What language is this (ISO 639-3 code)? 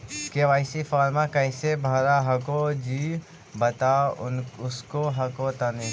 mag